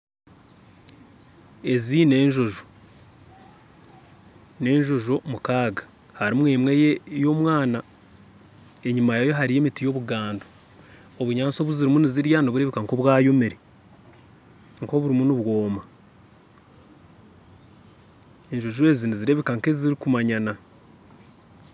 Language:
Nyankole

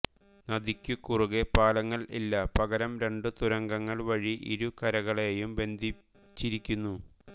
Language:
Malayalam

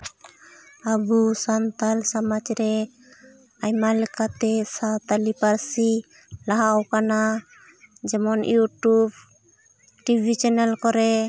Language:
Santali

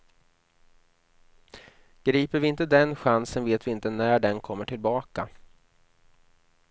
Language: Swedish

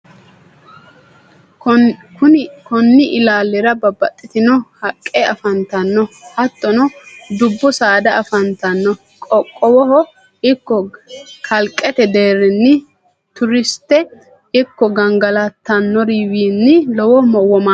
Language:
Sidamo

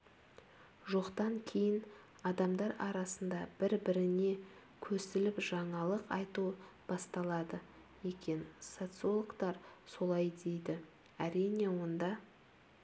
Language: Kazakh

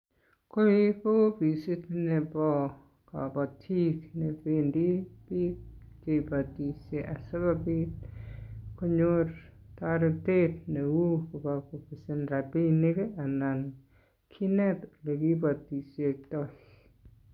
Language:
Kalenjin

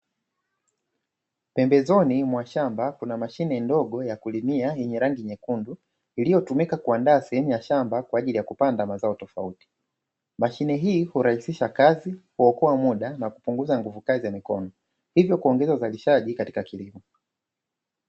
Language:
Swahili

